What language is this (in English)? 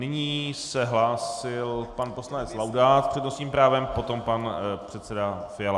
Czech